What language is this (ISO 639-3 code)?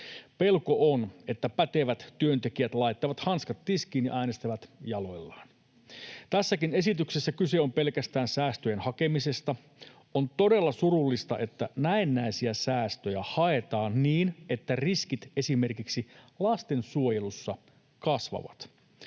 fin